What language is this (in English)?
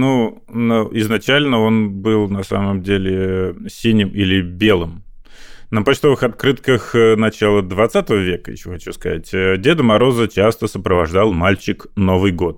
Russian